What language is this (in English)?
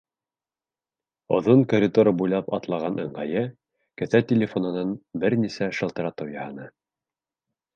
Bashkir